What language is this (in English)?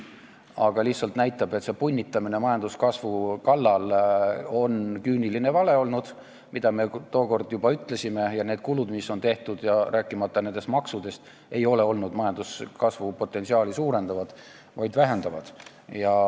Estonian